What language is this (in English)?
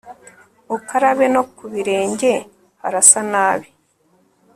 Kinyarwanda